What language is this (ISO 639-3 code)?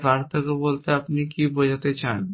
ben